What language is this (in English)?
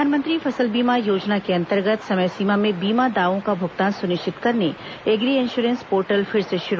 Hindi